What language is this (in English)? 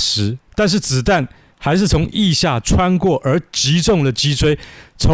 Chinese